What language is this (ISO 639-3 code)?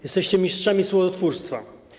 pol